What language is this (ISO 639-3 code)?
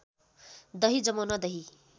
nep